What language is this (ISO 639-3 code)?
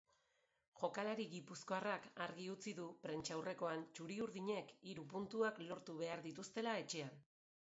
eus